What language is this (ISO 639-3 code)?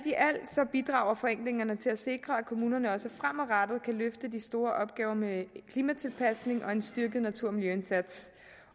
dan